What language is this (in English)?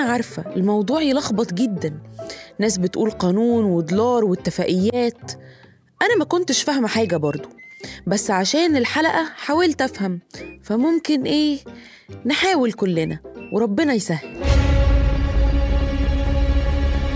Arabic